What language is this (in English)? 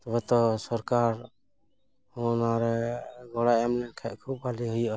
Santali